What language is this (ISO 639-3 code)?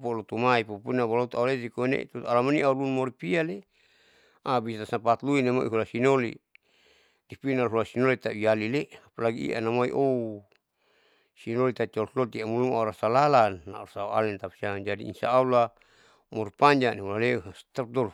sau